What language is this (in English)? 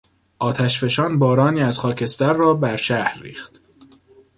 Persian